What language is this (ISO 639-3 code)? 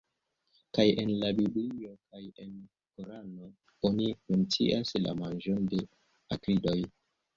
epo